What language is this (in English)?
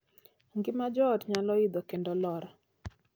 Luo (Kenya and Tanzania)